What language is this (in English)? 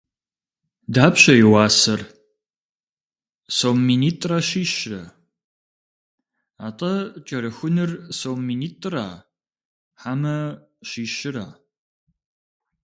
Kabardian